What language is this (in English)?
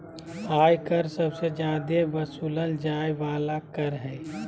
Magahi